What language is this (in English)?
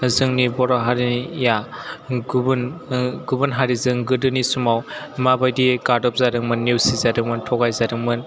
Bodo